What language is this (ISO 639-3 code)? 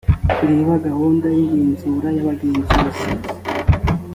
kin